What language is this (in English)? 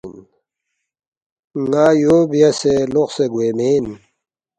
Balti